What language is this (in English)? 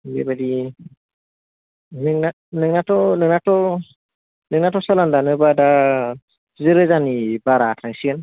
Bodo